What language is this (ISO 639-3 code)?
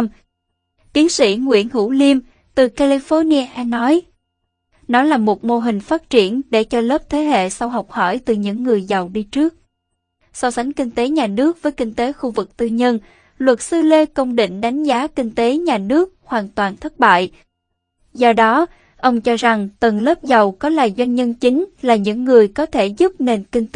vie